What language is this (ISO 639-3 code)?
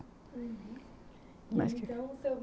por